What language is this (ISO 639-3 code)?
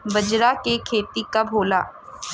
bho